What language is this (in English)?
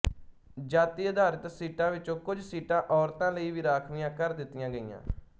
Punjabi